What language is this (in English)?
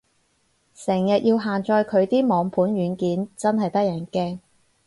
Cantonese